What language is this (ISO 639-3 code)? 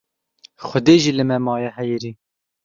kur